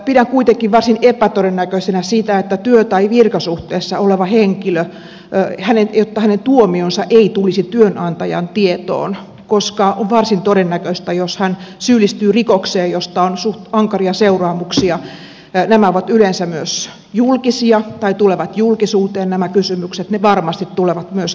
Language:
Finnish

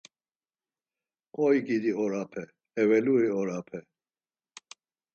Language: Laz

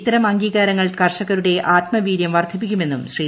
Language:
Malayalam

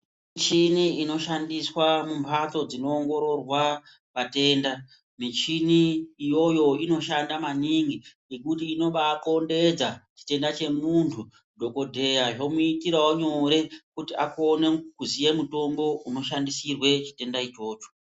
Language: Ndau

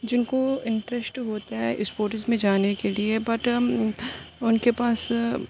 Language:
Urdu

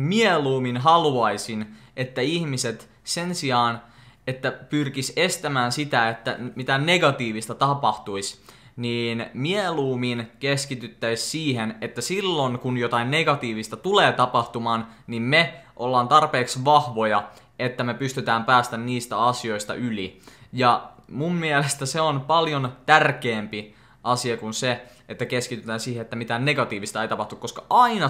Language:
Finnish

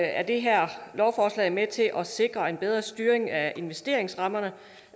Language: Danish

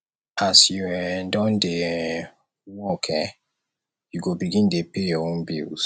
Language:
Nigerian Pidgin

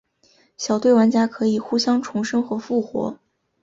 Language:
Chinese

